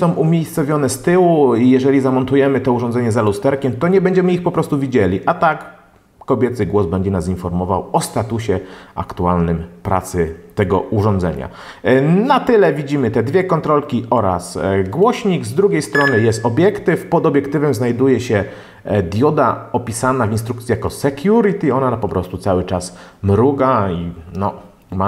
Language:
Polish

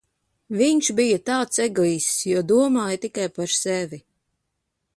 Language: Latvian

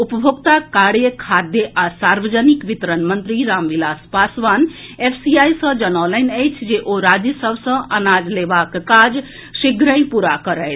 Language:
Maithili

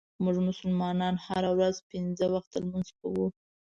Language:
Pashto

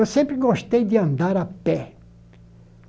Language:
Portuguese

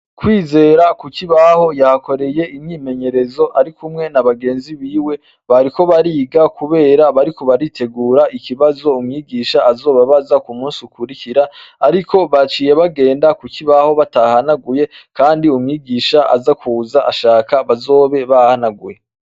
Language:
Rundi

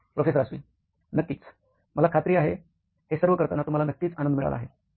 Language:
Marathi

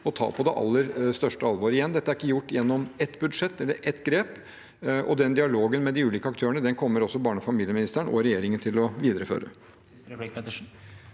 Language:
Norwegian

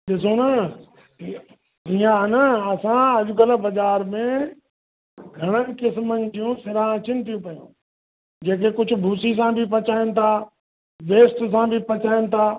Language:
Sindhi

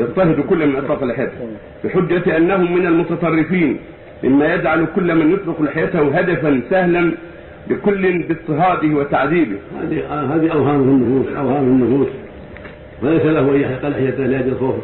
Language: Arabic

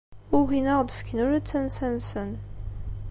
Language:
Kabyle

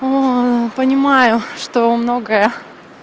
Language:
Russian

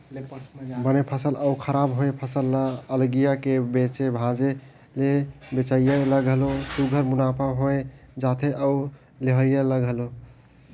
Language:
Chhattisgarhi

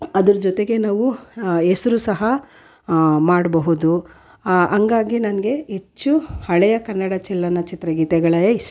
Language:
Kannada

